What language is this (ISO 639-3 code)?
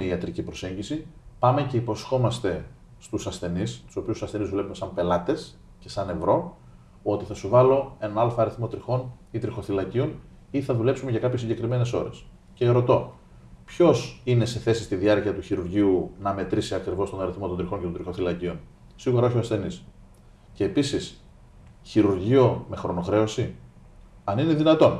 ell